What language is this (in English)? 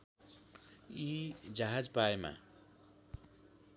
Nepali